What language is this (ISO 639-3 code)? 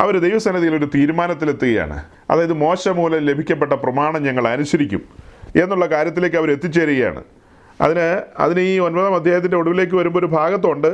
mal